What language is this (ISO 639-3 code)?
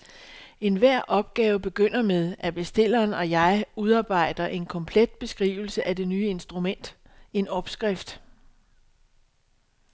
dan